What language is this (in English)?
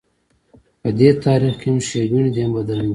Pashto